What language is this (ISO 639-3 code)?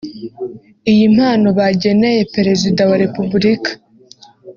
kin